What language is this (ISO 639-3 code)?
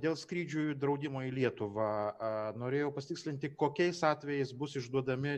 lit